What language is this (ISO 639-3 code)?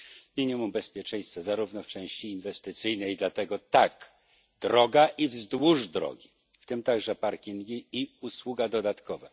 pol